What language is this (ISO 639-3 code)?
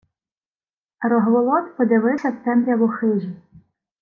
ukr